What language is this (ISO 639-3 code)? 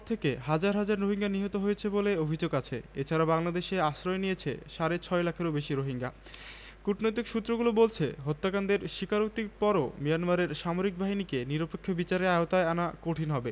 ben